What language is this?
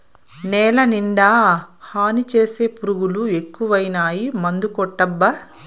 Telugu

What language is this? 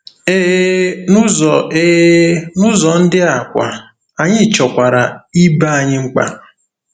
Igbo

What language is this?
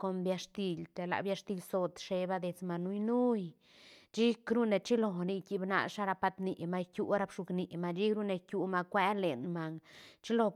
Santa Catarina Albarradas Zapotec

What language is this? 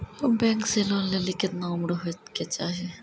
Maithili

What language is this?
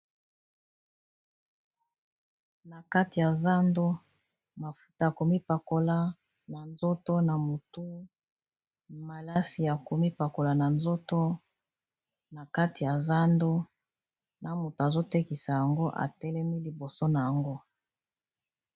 Lingala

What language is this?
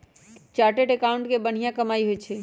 Magahi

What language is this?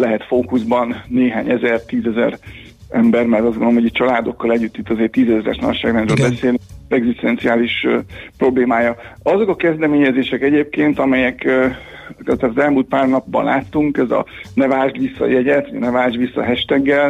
Hungarian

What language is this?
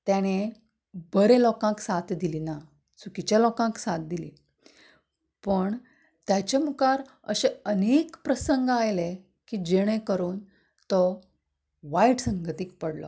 Konkani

